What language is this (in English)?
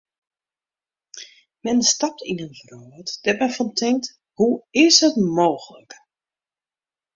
Western Frisian